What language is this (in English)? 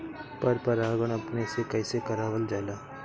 Bhojpuri